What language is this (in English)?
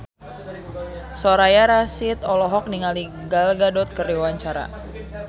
Sundanese